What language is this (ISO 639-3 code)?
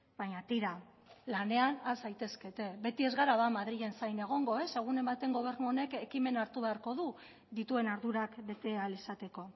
eus